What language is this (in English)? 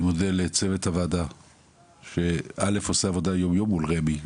Hebrew